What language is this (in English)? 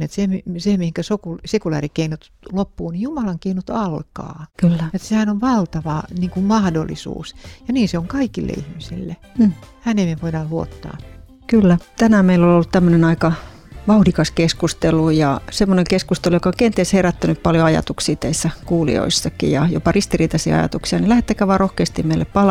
Finnish